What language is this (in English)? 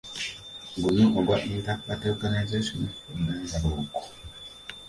Ganda